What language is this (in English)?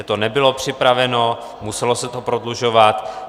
Czech